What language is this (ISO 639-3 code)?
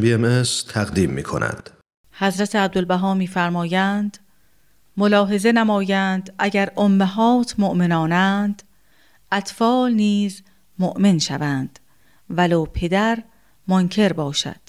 fas